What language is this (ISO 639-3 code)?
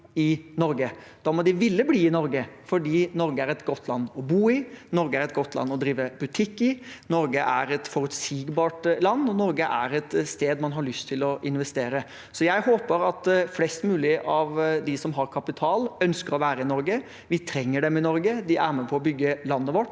nor